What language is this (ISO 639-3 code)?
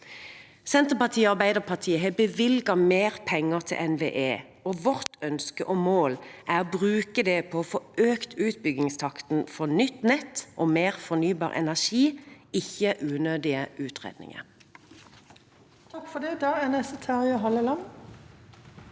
nor